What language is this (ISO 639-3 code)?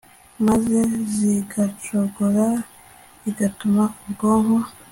kin